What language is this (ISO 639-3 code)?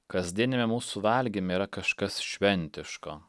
lit